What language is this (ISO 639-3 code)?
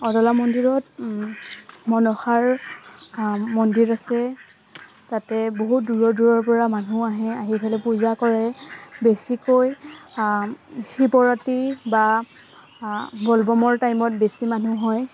asm